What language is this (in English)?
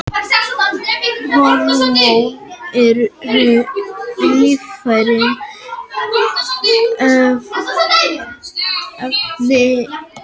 Icelandic